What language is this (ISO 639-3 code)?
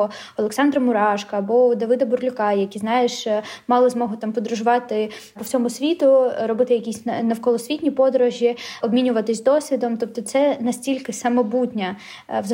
ukr